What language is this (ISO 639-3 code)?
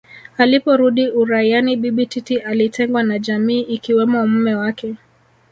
swa